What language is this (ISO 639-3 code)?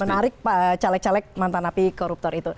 ind